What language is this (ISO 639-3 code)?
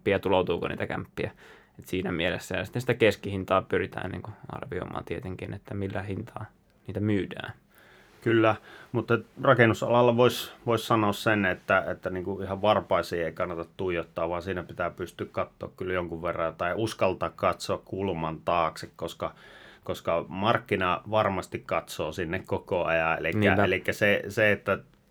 fin